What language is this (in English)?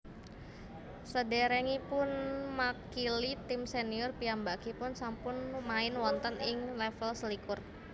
Javanese